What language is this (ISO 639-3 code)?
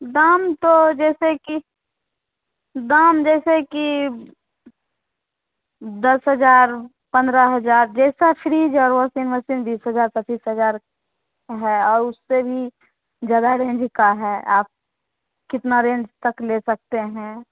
hin